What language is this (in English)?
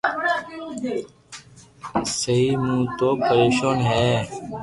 Loarki